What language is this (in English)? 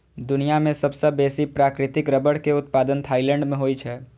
Maithili